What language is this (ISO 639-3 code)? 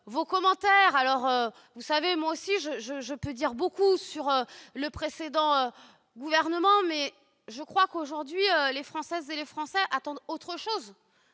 fra